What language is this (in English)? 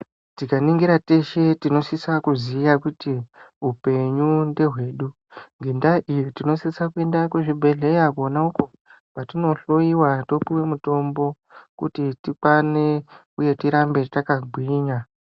Ndau